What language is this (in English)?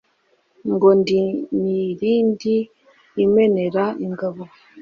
Kinyarwanda